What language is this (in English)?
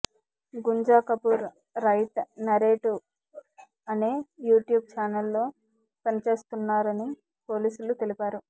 Telugu